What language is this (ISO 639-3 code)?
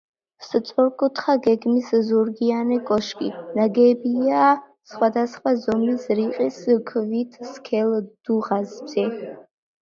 kat